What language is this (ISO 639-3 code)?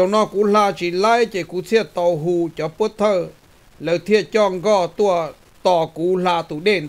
tha